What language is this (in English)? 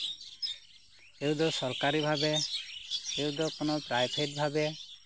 Santali